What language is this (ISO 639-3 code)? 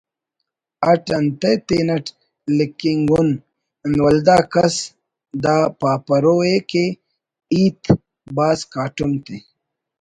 brh